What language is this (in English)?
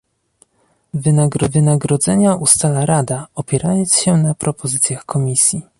Polish